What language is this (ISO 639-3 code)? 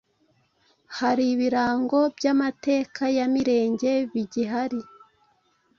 kin